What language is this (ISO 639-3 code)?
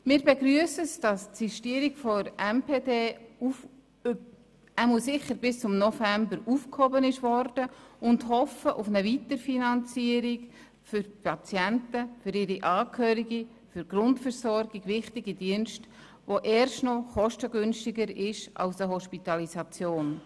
gsw